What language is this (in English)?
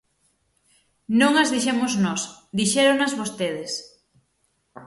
Galician